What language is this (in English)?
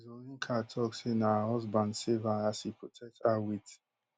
Nigerian Pidgin